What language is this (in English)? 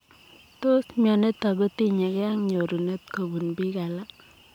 Kalenjin